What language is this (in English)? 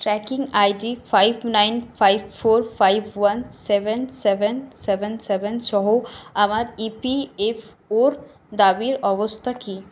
Bangla